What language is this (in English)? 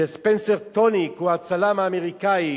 Hebrew